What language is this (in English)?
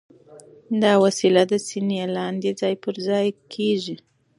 Pashto